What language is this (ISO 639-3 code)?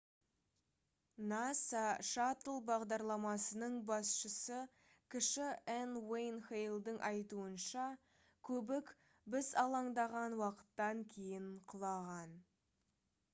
kaz